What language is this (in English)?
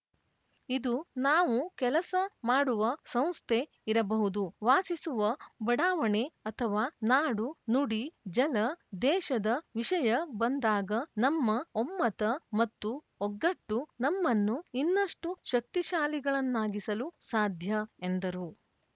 Kannada